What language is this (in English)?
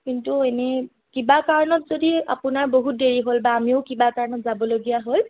Assamese